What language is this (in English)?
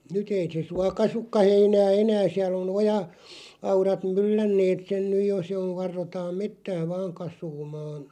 Finnish